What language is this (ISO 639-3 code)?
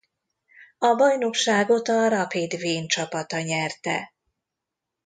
hun